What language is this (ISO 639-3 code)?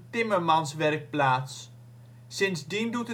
nld